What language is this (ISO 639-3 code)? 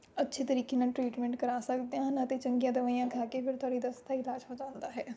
pan